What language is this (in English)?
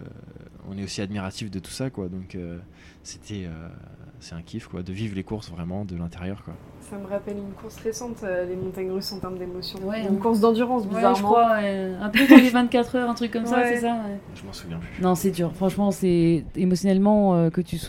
French